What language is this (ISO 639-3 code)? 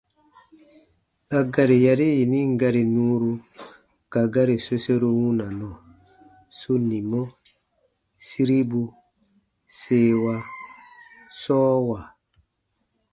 bba